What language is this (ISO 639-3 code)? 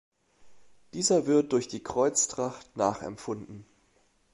deu